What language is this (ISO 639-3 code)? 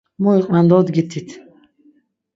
lzz